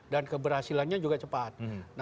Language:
Indonesian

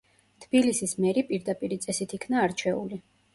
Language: Georgian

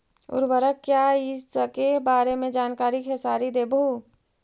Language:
Magahi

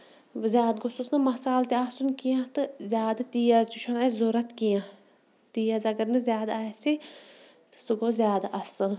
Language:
Kashmiri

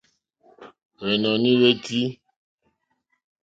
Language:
Mokpwe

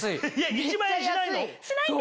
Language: Japanese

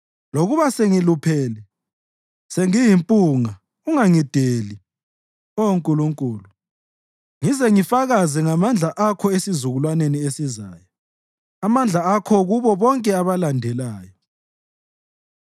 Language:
North Ndebele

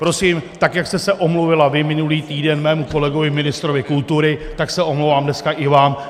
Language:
Czech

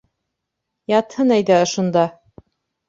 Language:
Bashkir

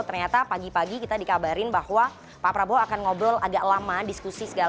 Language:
Indonesian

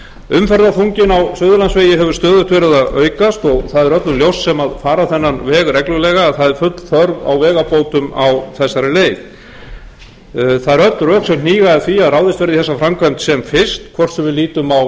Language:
Icelandic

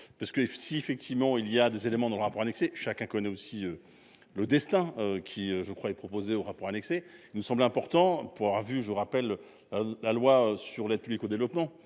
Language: French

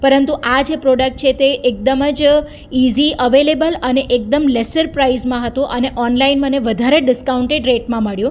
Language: Gujarati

